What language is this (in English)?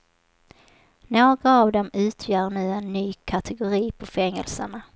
Swedish